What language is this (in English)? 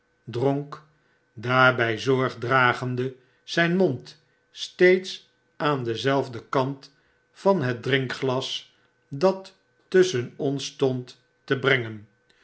Dutch